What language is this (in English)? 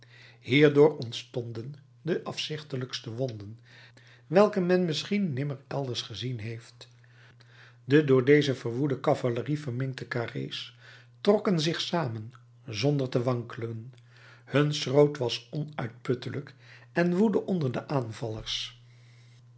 Dutch